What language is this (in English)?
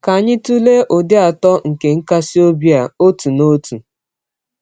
Igbo